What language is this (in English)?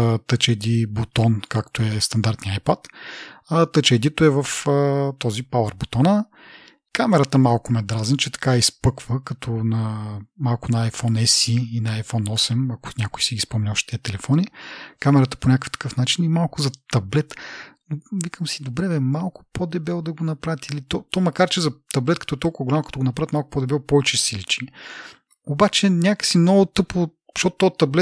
Bulgarian